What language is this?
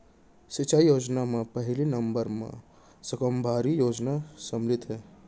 Chhattisgarhi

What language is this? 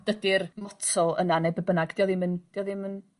Welsh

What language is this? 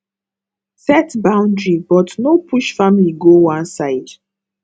Nigerian Pidgin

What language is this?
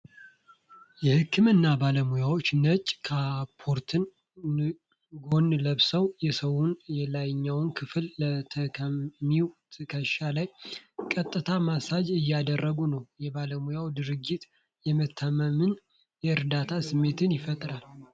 Amharic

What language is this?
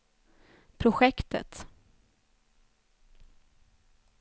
Swedish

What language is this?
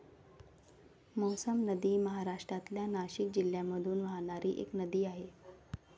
Marathi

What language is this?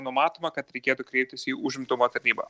Lithuanian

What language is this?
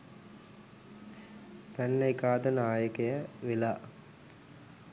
Sinhala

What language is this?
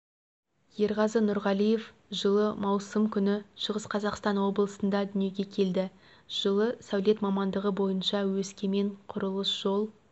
Kazakh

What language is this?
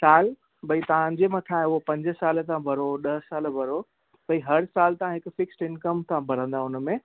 Sindhi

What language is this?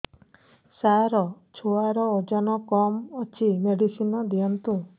Odia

